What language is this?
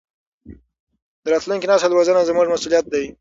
Pashto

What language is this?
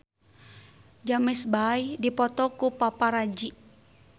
Sundanese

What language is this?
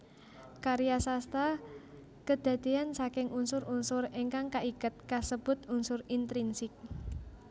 Javanese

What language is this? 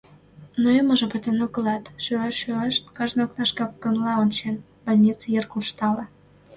Mari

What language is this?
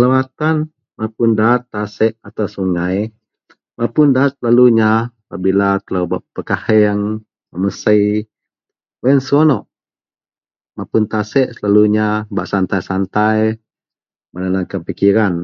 Central Melanau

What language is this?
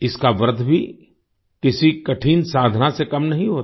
Hindi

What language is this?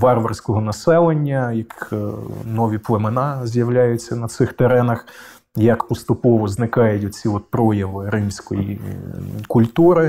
Ukrainian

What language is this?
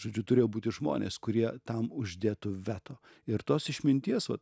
Lithuanian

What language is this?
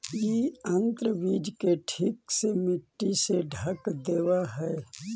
Magahi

